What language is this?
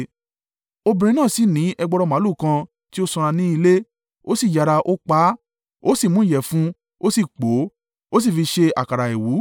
Yoruba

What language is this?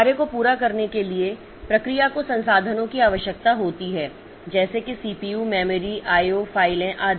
Hindi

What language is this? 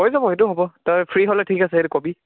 Assamese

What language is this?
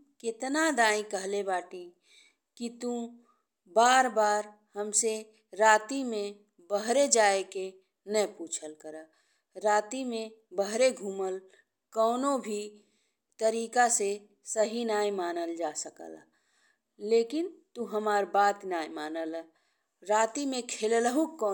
Bhojpuri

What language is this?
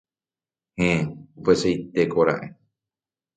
Guarani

